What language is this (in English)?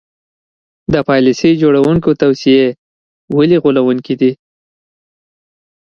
Pashto